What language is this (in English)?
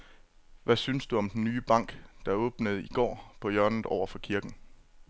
Danish